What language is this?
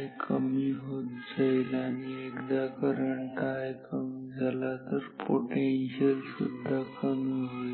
Marathi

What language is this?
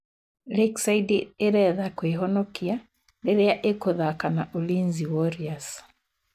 Kikuyu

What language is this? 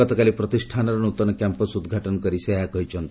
Odia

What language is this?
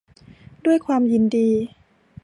Thai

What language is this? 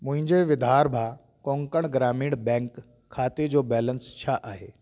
Sindhi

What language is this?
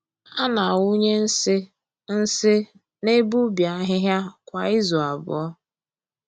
Igbo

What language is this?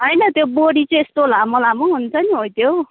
Nepali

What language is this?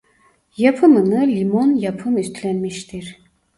Turkish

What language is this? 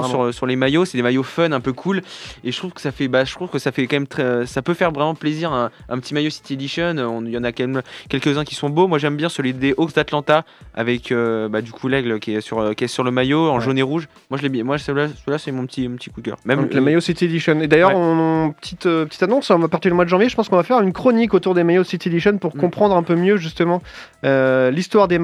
French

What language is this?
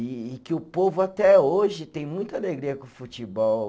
Portuguese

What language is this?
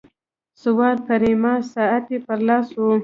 Pashto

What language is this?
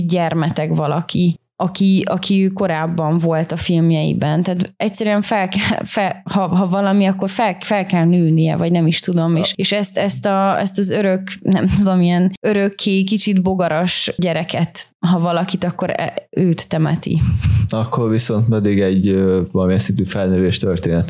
Hungarian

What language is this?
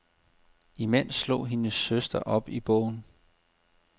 Danish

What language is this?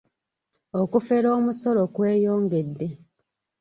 Ganda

